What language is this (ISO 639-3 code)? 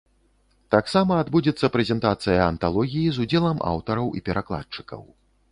bel